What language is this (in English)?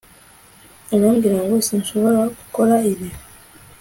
Kinyarwanda